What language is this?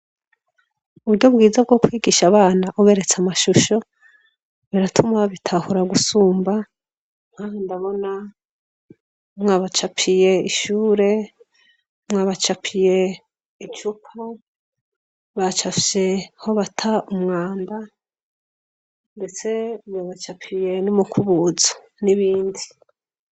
Rundi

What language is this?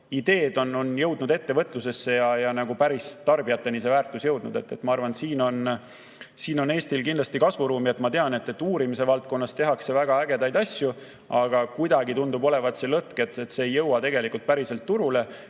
Estonian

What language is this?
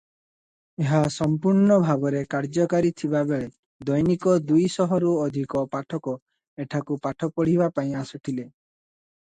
Odia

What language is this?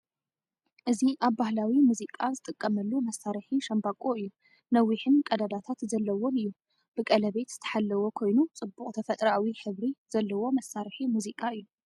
Tigrinya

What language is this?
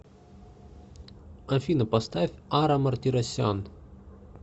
Russian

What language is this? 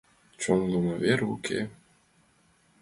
Mari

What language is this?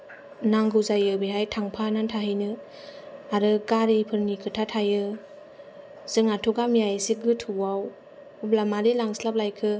Bodo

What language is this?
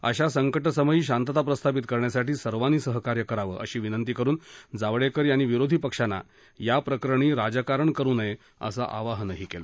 Marathi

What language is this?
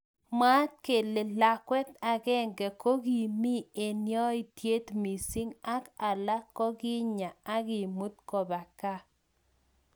Kalenjin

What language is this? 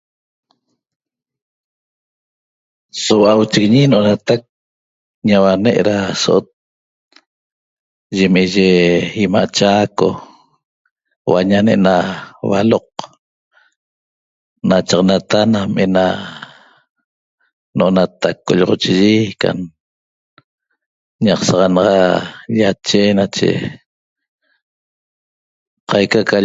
Toba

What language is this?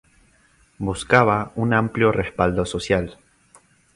Spanish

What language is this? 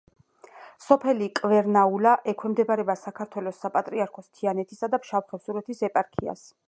Georgian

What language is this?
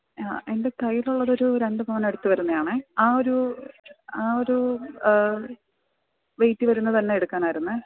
Malayalam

